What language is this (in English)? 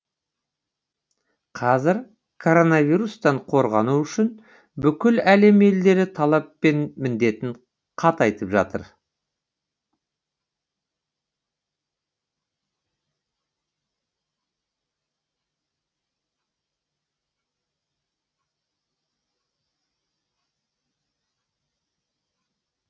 Kazakh